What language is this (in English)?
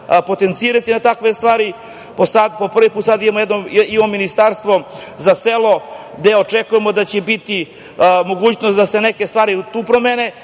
Serbian